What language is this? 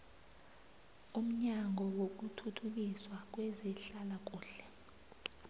South Ndebele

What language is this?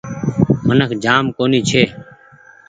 Goaria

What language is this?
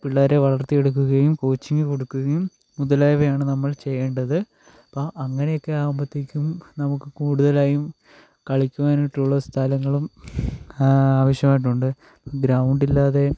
Malayalam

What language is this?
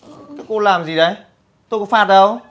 Vietnamese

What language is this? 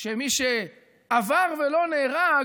Hebrew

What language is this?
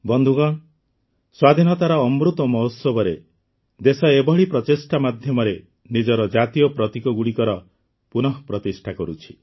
Odia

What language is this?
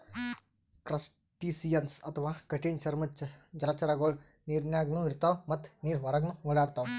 Kannada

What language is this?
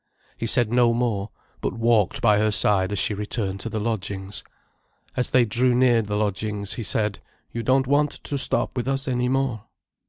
English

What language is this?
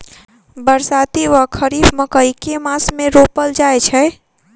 Maithili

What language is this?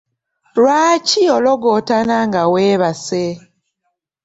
Ganda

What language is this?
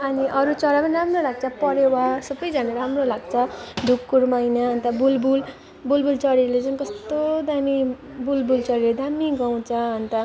Nepali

